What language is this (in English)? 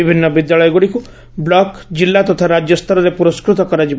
Odia